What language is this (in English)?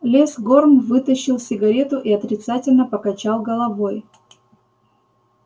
Russian